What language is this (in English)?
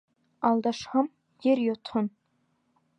Bashkir